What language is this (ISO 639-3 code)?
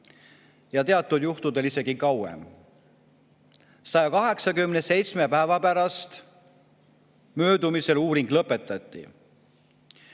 est